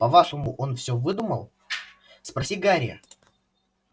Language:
Russian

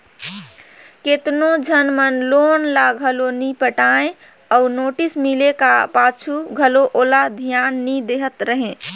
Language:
Chhattisgarhi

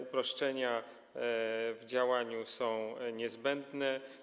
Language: Polish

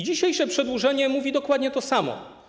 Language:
Polish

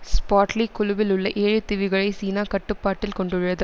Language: Tamil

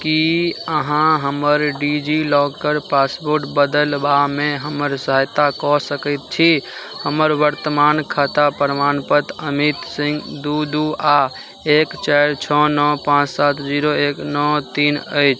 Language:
Maithili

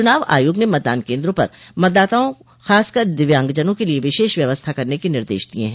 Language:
Hindi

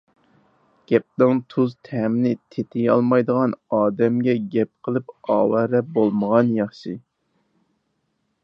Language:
Uyghur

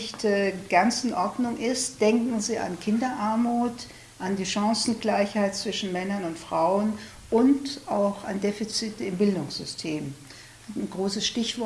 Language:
German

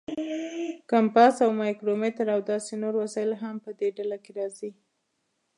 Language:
Pashto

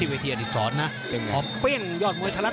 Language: Thai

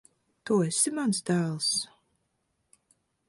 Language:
Latvian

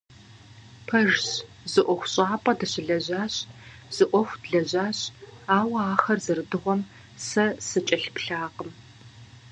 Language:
Kabardian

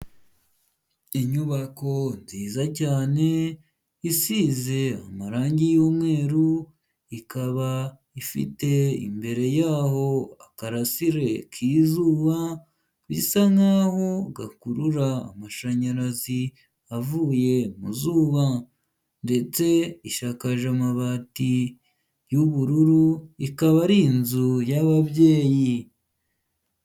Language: Kinyarwanda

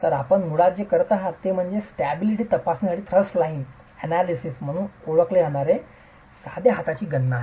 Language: Marathi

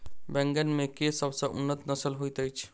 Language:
Maithili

